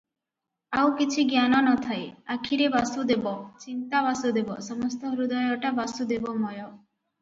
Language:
Odia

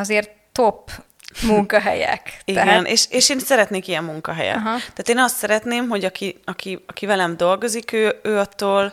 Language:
Hungarian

